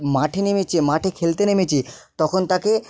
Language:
Bangla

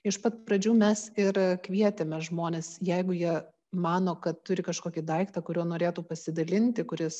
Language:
Lithuanian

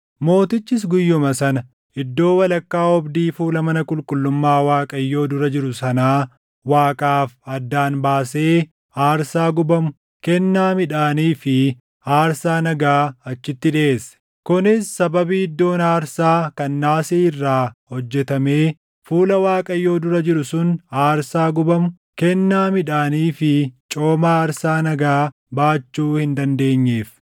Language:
Oromo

